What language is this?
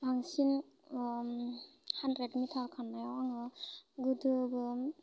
Bodo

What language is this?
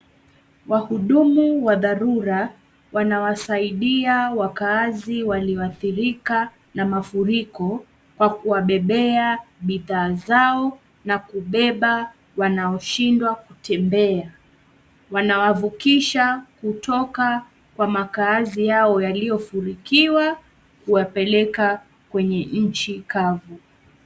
Swahili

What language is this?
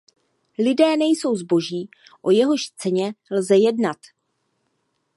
Czech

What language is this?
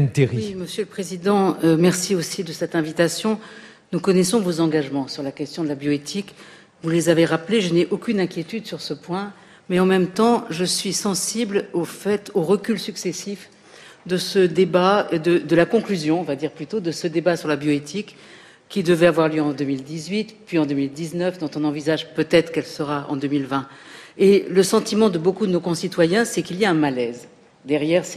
French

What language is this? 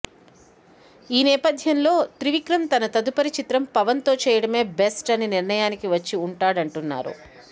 Telugu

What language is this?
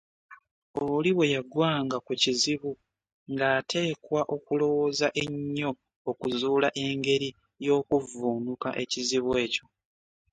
Ganda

